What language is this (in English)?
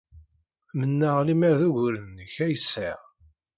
Kabyle